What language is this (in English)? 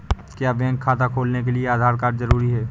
Hindi